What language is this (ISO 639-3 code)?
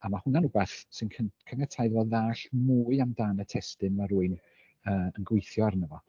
cym